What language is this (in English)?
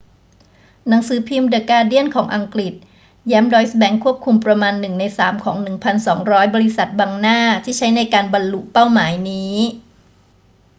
Thai